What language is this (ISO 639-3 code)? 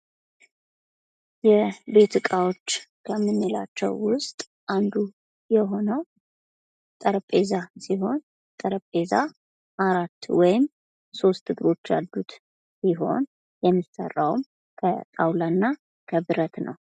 amh